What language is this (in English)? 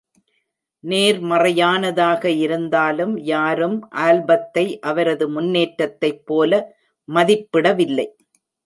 Tamil